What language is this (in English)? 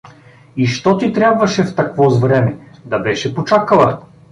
Bulgarian